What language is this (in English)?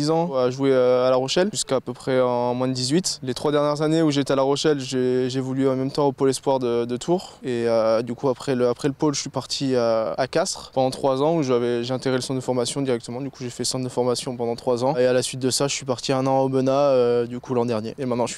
French